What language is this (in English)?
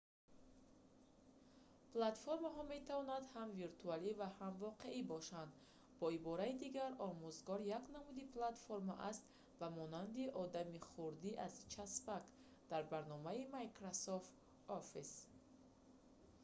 Tajik